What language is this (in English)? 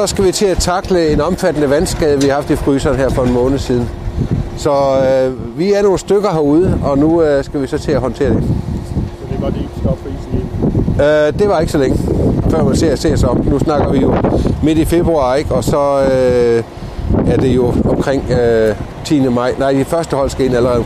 Danish